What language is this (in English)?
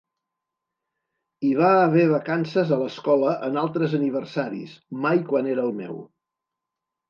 Catalan